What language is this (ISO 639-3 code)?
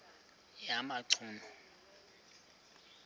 xho